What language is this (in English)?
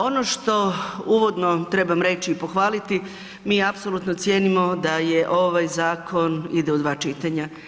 Croatian